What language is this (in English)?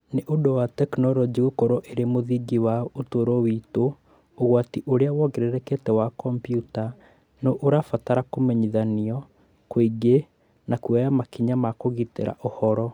Kikuyu